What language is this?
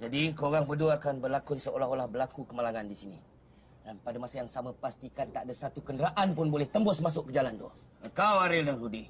Malay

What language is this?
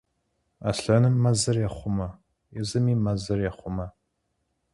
Kabardian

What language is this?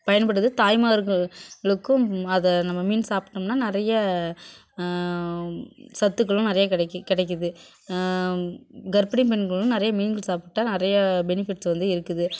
Tamil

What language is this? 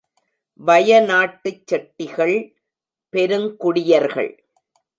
Tamil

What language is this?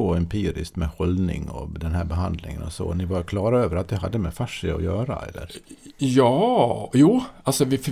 Swedish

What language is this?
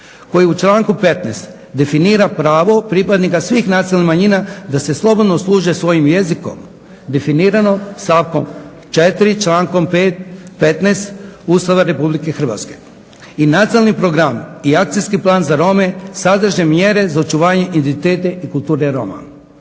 Croatian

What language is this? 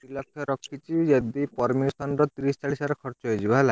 Odia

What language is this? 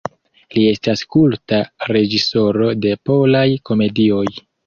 Esperanto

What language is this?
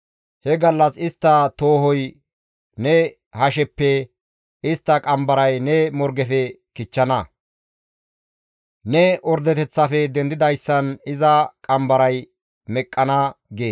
Gamo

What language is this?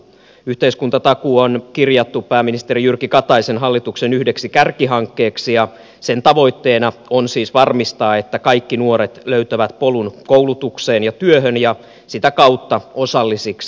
Finnish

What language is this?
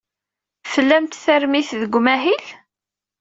Kabyle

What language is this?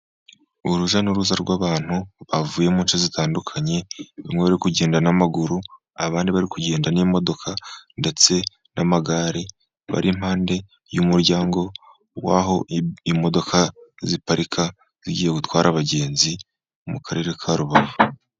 Kinyarwanda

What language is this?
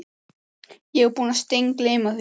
Icelandic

